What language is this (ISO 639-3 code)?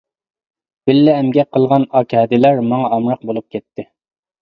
uig